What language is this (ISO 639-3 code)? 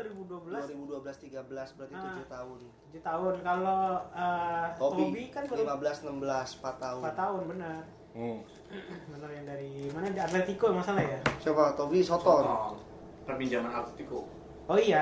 ind